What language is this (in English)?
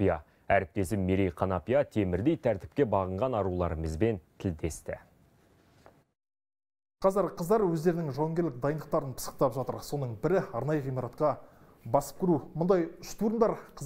Turkish